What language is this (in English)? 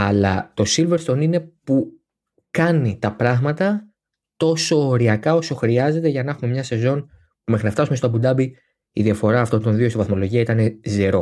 Greek